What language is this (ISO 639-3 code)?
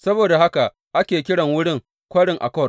hau